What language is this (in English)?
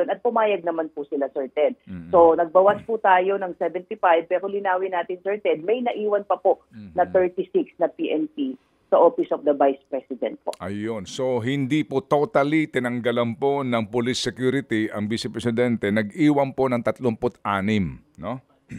Filipino